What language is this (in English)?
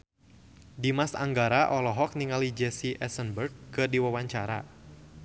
Sundanese